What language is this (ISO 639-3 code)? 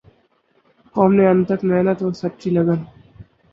urd